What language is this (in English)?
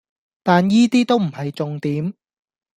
Cantonese